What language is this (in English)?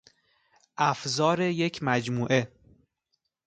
Persian